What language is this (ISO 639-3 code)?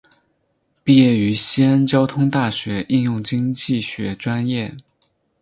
zho